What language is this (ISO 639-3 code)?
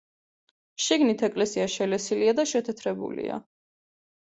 kat